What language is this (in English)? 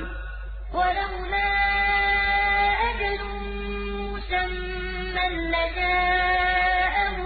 Arabic